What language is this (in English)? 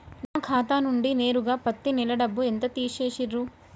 Telugu